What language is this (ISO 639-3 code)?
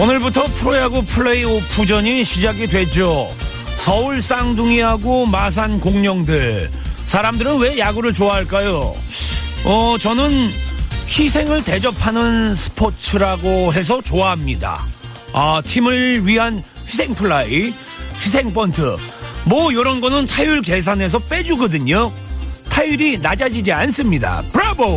kor